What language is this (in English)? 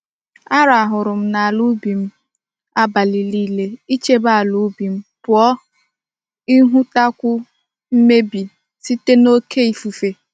Igbo